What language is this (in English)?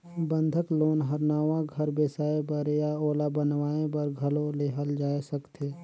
Chhattisgarhi